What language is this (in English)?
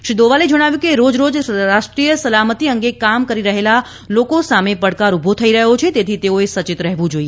Gujarati